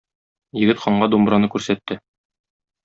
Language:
Tatar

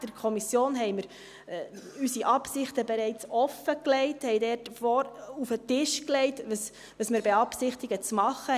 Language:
Swiss German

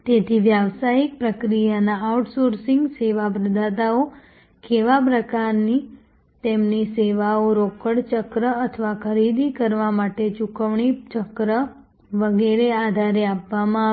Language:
Gujarati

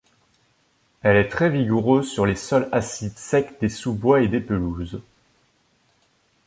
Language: French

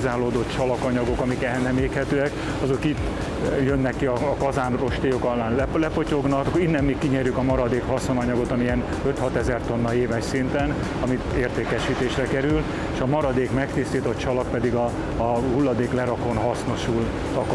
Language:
Hungarian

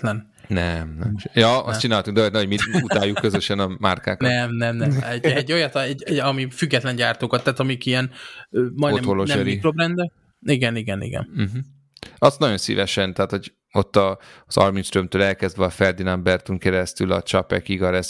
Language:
Hungarian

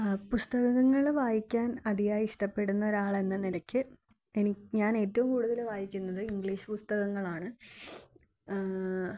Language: Malayalam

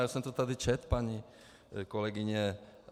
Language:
Czech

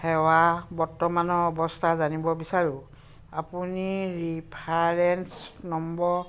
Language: Assamese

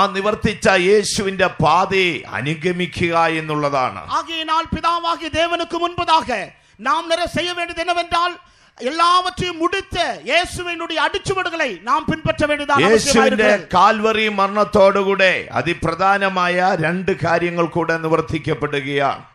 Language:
Korean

